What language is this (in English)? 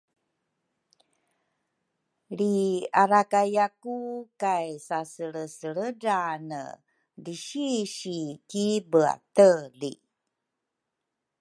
Rukai